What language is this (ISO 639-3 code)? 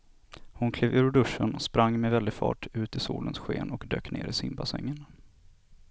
swe